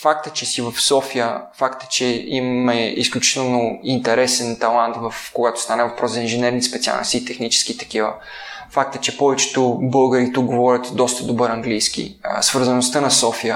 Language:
Bulgarian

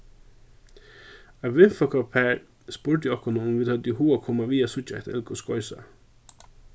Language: Faroese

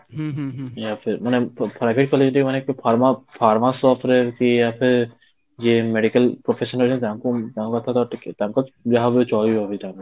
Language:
Odia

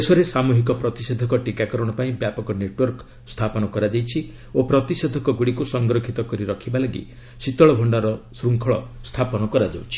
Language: Odia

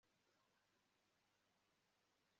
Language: Kinyarwanda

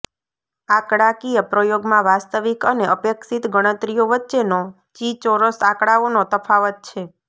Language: Gujarati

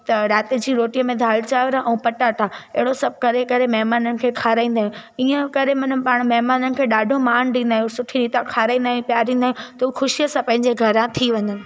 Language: Sindhi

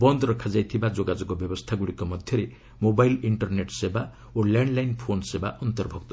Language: Odia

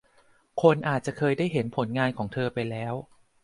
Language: Thai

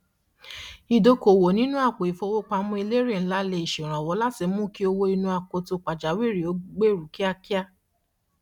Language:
Yoruba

